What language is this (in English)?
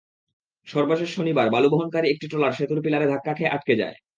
Bangla